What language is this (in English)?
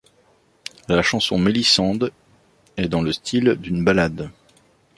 French